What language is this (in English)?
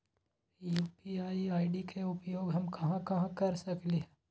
Magahi